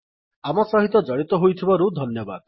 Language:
Odia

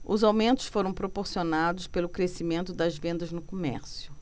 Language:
Portuguese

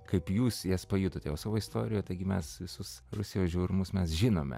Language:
Lithuanian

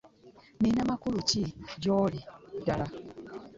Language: Ganda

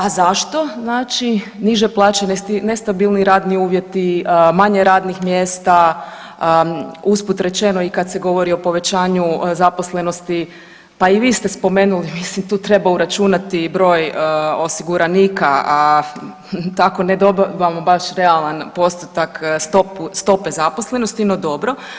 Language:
Croatian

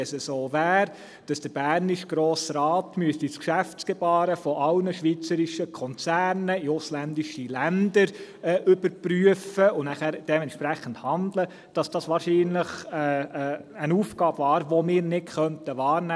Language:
Swiss German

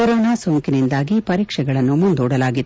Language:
Kannada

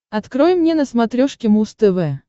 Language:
Russian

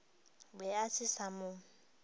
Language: Northern Sotho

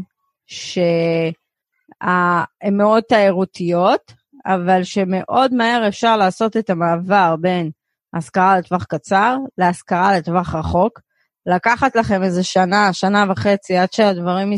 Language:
Hebrew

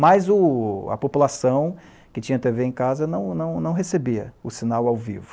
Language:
Portuguese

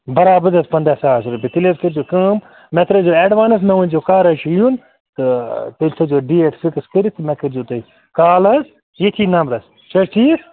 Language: Kashmiri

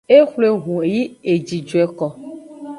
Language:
Aja (Benin)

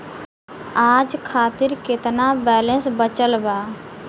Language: Bhojpuri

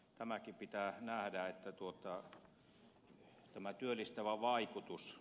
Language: Finnish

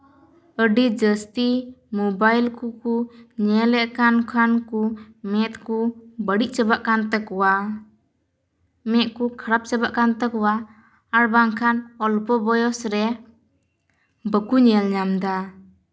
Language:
Santali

